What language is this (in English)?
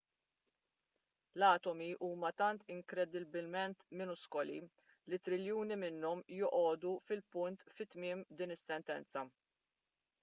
Maltese